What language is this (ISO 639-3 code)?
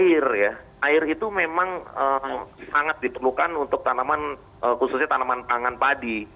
ind